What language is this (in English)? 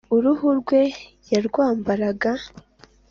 Kinyarwanda